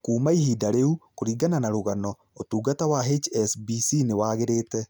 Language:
Kikuyu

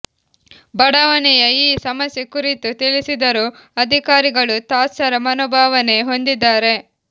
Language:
Kannada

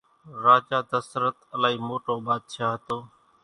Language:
Kachi Koli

